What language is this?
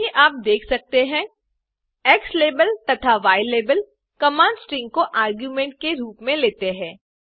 Hindi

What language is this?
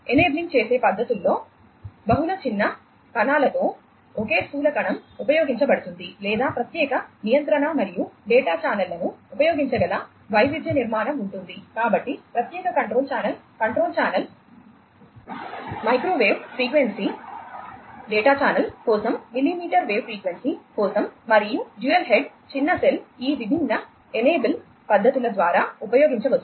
Telugu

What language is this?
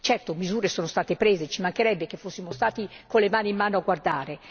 Italian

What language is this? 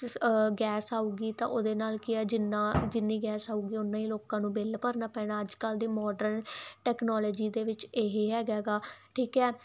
Punjabi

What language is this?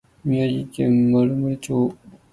Japanese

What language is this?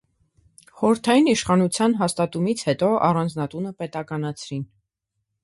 Armenian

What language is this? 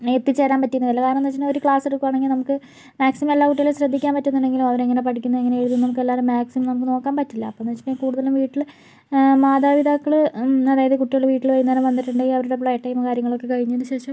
Malayalam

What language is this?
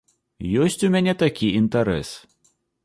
Belarusian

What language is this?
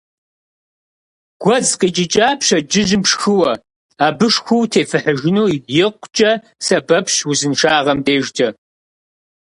Kabardian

